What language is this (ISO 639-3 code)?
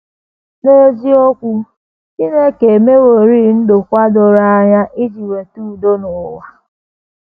ibo